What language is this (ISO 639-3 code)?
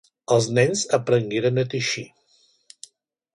cat